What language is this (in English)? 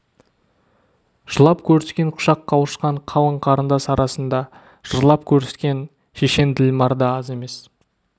Kazakh